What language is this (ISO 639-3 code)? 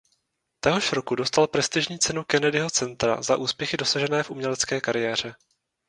ces